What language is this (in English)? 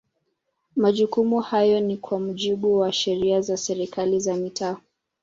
Swahili